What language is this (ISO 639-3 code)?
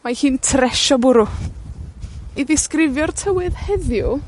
cym